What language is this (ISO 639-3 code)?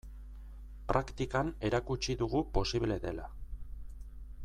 eus